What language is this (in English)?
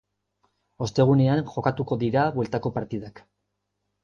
Basque